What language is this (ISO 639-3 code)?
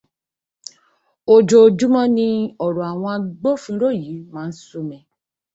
yor